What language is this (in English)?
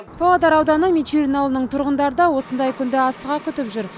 Kazakh